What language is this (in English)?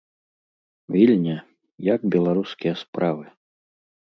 Belarusian